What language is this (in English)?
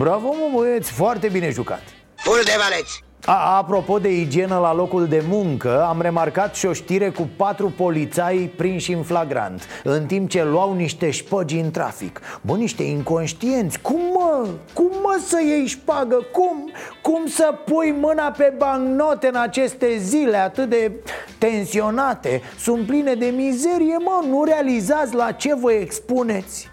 Romanian